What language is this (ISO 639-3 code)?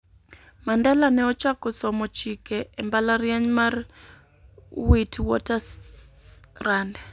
luo